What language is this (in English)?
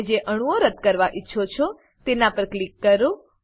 Gujarati